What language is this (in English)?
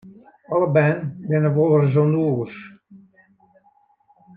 Western Frisian